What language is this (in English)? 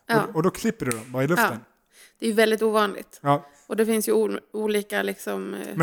Swedish